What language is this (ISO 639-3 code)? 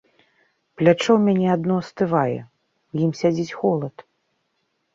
bel